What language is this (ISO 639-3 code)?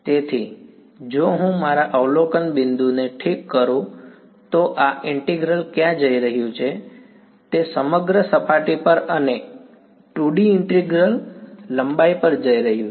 guj